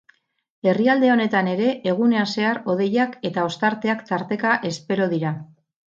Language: Basque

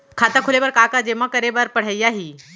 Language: Chhattisgarhi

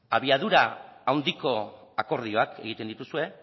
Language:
Basque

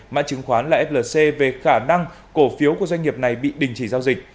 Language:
Vietnamese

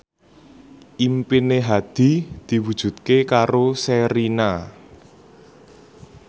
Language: Javanese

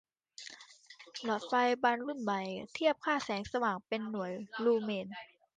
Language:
Thai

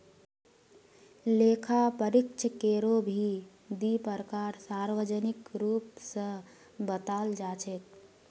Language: Magahi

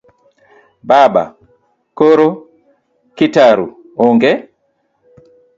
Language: Luo (Kenya and Tanzania)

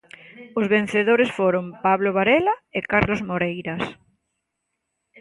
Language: Galician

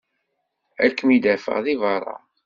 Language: Kabyle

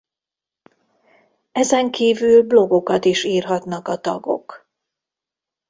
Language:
Hungarian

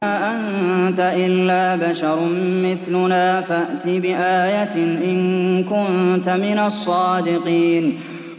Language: Arabic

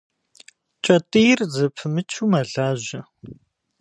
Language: Kabardian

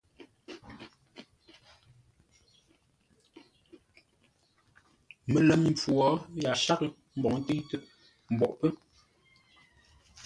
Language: Ngombale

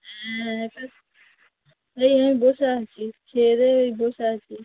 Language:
Bangla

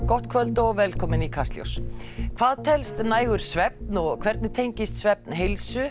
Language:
Icelandic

